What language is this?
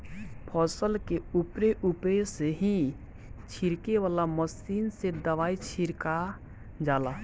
Bhojpuri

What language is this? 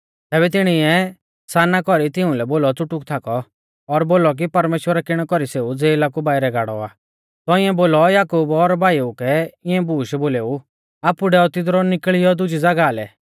Mahasu Pahari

